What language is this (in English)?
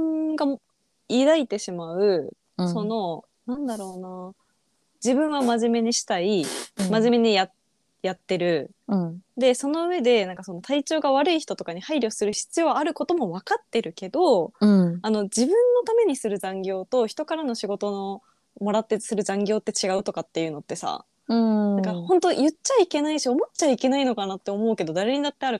Japanese